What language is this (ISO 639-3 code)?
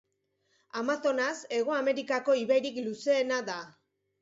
eus